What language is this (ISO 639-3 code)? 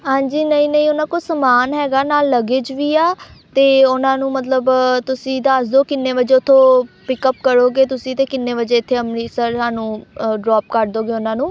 pan